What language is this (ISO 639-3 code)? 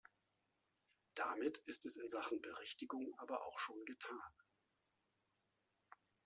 deu